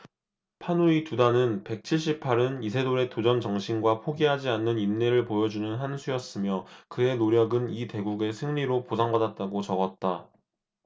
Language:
Korean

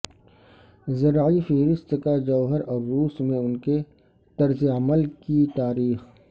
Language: Urdu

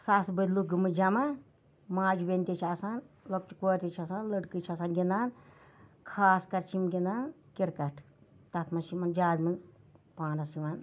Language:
Kashmiri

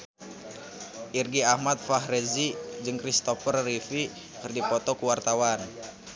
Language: Sundanese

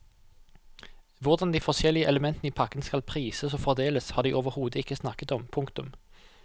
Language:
Norwegian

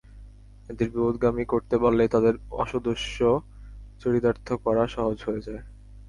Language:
Bangla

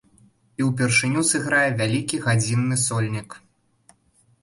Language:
Belarusian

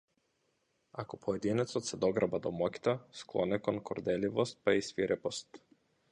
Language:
Macedonian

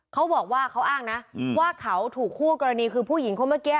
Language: Thai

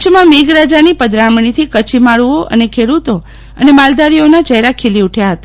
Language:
Gujarati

